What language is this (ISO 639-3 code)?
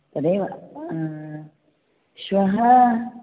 san